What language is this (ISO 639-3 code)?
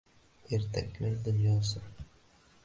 uzb